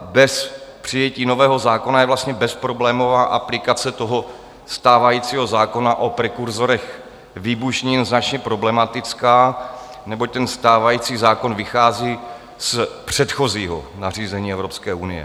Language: Czech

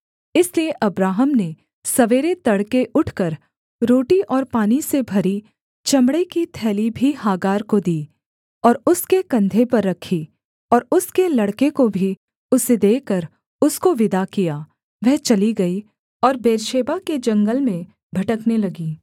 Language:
Hindi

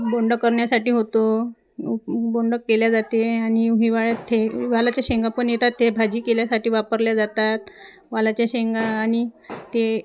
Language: Marathi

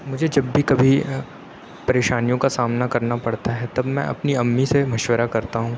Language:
Urdu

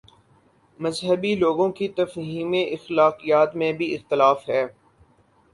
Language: Urdu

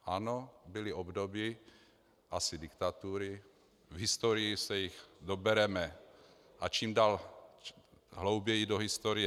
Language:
Czech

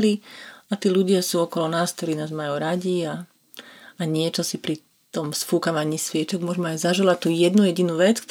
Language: Slovak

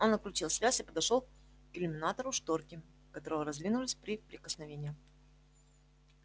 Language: Russian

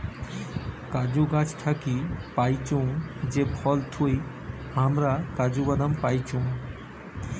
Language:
Bangla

